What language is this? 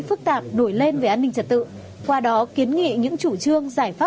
Vietnamese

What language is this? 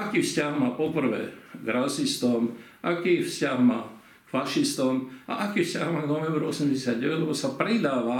Slovak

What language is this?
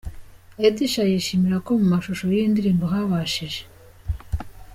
Kinyarwanda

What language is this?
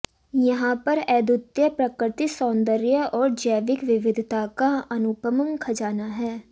Hindi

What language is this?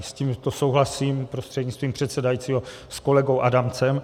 Czech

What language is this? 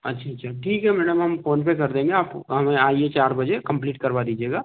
Hindi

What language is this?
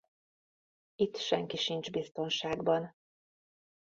Hungarian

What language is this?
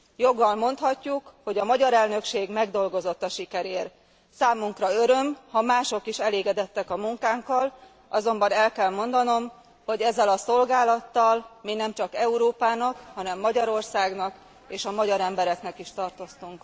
Hungarian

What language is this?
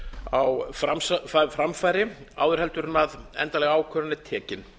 Icelandic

